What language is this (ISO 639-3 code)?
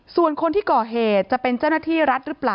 tha